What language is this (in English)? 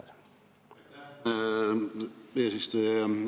Estonian